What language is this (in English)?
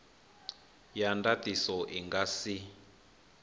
Venda